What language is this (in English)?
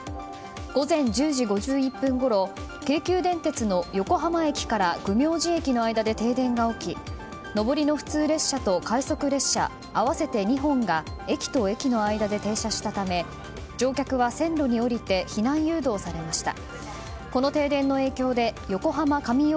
Japanese